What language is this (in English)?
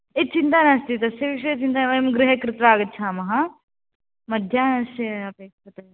Sanskrit